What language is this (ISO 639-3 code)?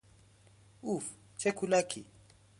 fas